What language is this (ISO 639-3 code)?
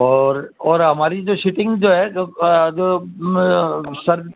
urd